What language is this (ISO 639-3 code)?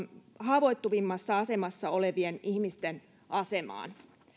fin